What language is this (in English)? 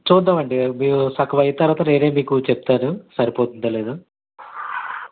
Telugu